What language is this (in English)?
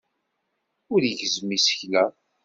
Kabyle